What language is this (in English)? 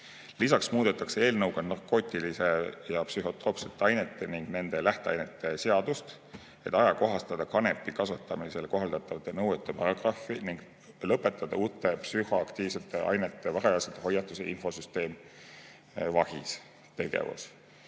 Estonian